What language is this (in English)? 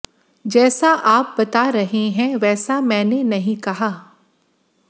Hindi